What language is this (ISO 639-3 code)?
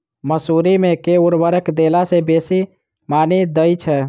mai